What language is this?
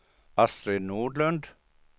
Swedish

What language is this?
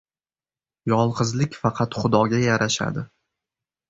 Uzbek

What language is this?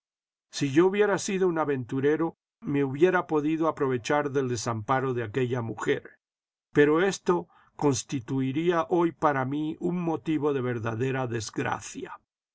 Spanish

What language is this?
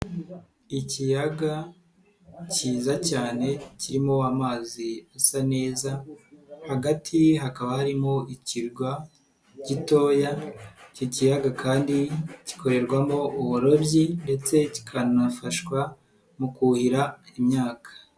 Kinyarwanda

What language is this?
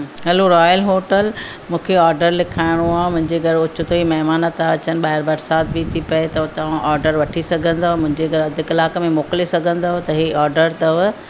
Sindhi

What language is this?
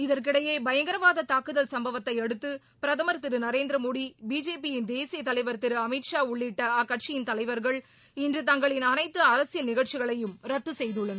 Tamil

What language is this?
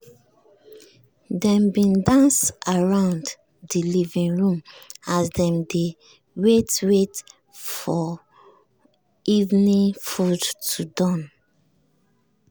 Nigerian Pidgin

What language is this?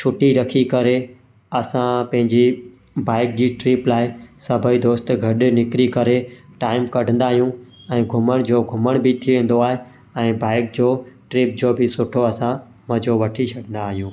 Sindhi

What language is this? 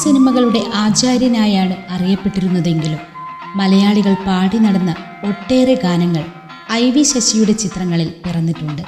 Malayalam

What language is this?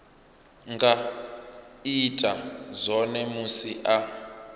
Venda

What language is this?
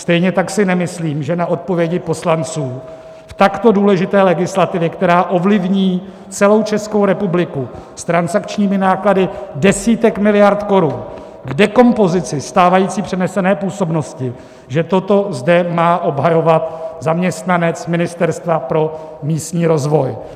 Czech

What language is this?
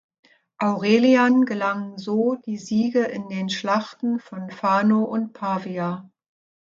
German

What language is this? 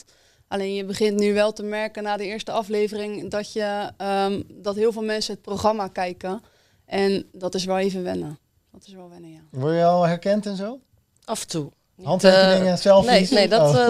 Dutch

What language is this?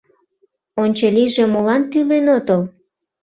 Mari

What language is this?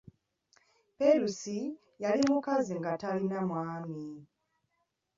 Ganda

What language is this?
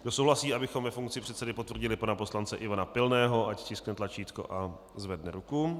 Czech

